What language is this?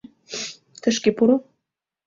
Mari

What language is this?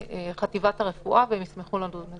Hebrew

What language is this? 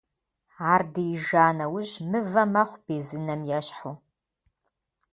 Kabardian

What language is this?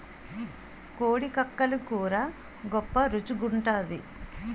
Telugu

